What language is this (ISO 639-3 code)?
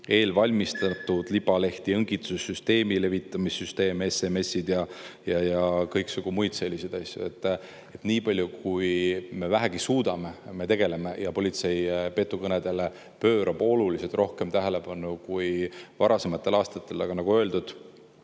est